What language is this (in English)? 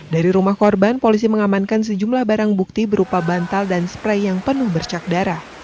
Indonesian